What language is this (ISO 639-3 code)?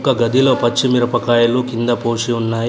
tel